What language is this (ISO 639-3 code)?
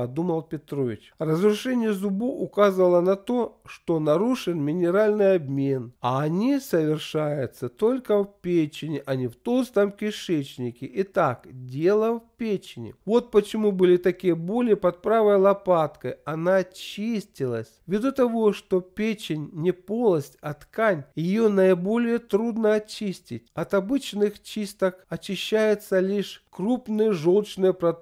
rus